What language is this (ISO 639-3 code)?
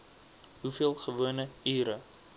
afr